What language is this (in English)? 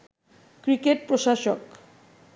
Bangla